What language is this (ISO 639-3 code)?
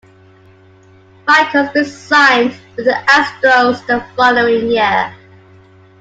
eng